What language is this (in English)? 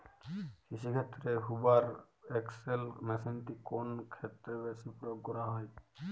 Bangla